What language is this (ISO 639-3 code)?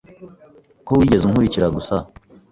kin